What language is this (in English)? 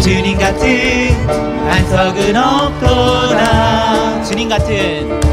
Korean